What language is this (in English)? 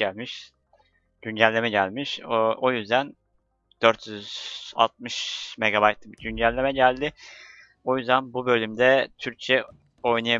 Turkish